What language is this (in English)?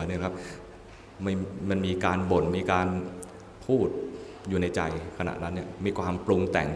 Thai